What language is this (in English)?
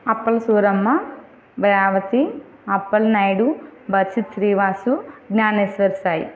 Telugu